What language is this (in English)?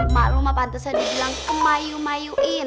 Indonesian